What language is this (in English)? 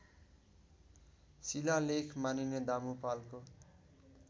Nepali